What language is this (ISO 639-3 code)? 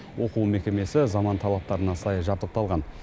kaz